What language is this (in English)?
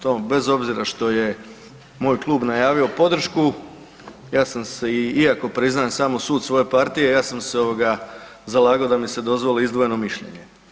Croatian